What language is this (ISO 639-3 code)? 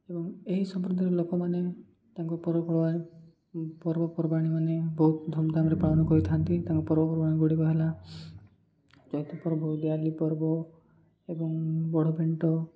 ori